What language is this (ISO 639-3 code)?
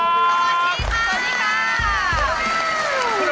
tha